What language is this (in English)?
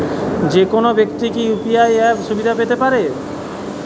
Bangla